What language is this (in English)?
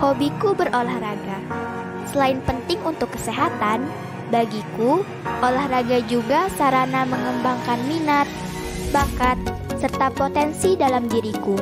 Indonesian